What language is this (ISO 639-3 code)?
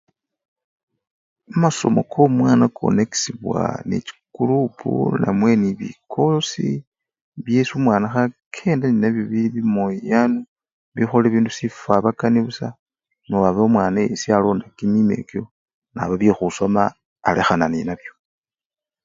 luy